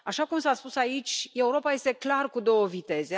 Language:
Romanian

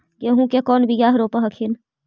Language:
Magahi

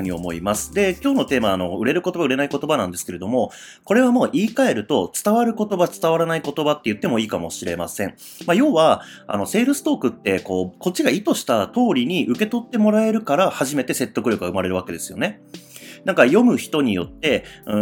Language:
Japanese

